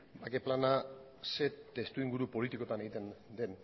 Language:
Basque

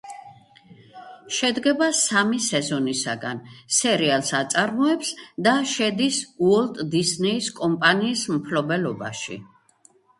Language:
Georgian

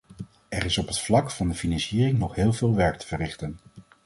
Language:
Dutch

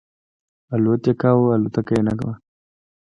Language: Pashto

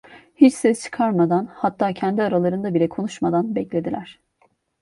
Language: Turkish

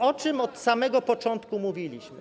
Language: Polish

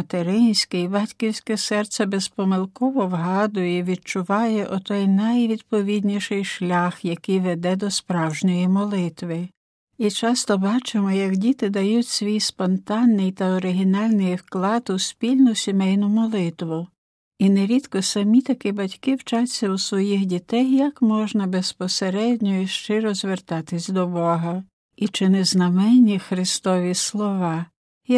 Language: Ukrainian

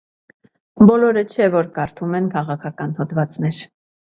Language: Armenian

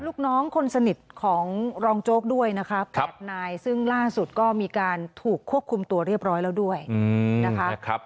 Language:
Thai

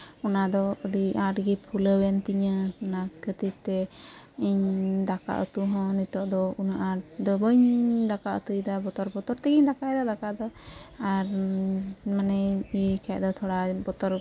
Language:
Santali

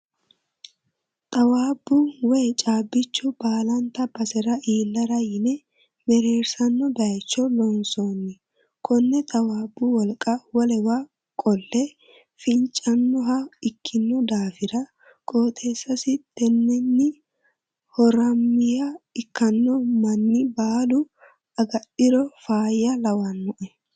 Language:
Sidamo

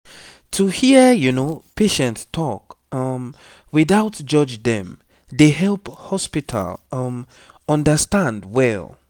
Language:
Nigerian Pidgin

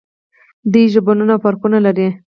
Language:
Pashto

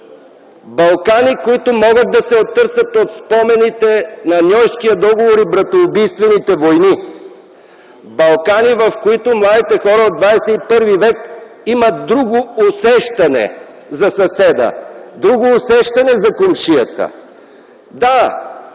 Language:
Bulgarian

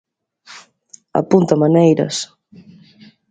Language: Galician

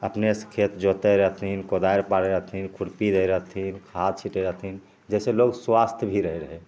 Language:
Maithili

